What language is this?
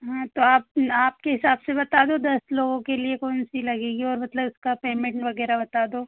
Hindi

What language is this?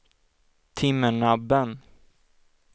Swedish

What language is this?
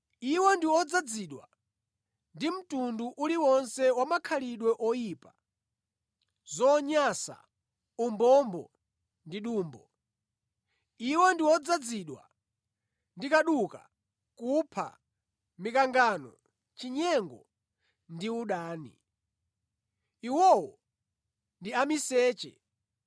Nyanja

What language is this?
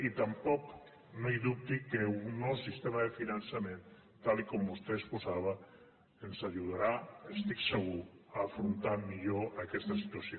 Catalan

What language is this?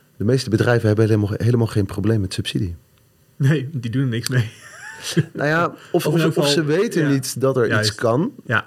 Dutch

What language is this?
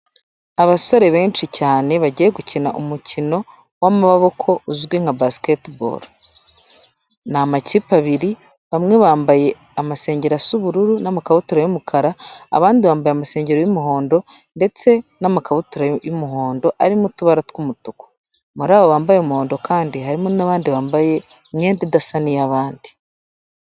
Kinyarwanda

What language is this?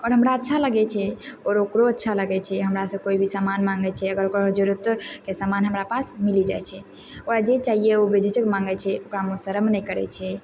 Maithili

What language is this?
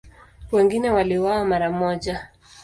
Swahili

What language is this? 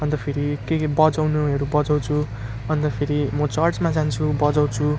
Nepali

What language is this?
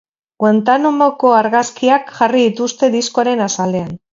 Basque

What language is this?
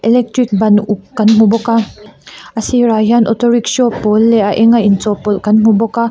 Mizo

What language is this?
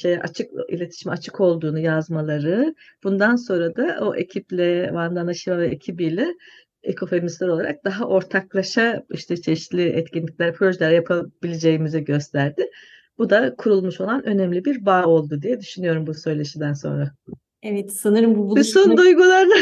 Turkish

